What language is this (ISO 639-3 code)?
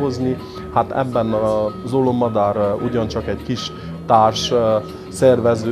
hun